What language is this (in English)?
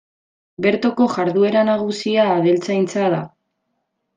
Basque